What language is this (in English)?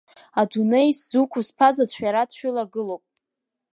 Abkhazian